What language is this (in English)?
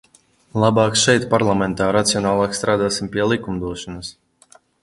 Latvian